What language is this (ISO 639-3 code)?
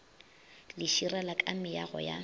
nso